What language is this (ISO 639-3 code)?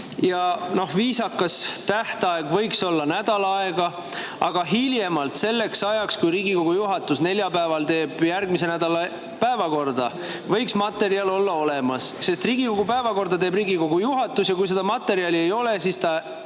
est